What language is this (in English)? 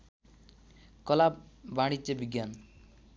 Nepali